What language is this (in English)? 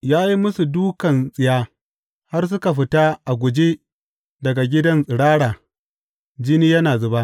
Hausa